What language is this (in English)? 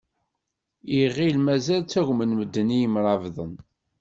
Kabyle